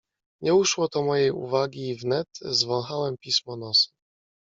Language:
Polish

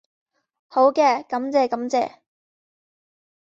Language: Cantonese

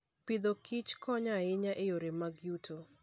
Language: Luo (Kenya and Tanzania)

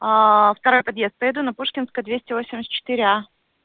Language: Russian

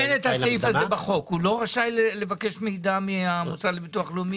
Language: Hebrew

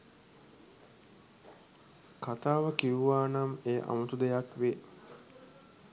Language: Sinhala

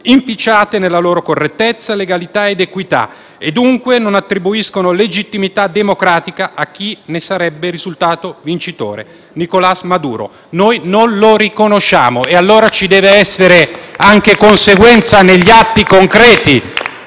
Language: Italian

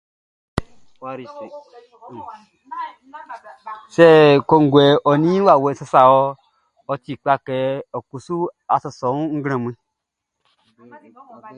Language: Baoulé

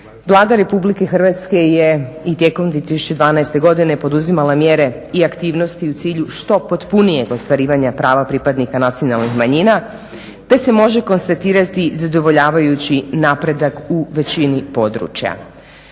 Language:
Croatian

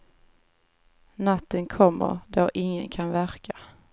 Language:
Swedish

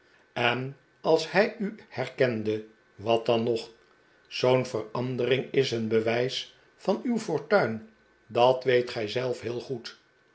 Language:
Dutch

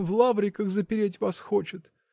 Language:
Russian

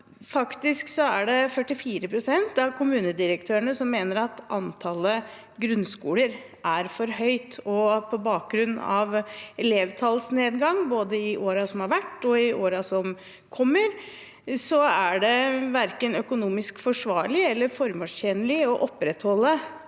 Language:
Norwegian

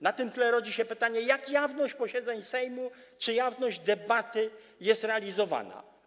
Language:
Polish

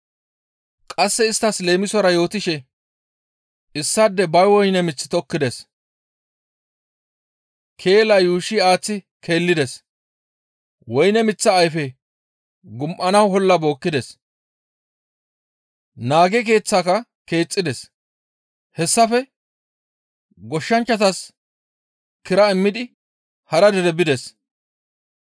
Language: Gamo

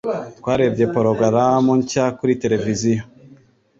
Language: Kinyarwanda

